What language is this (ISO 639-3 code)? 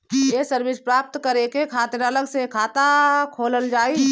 bho